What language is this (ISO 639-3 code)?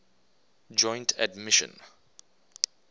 eng